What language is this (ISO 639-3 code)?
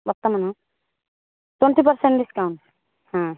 ori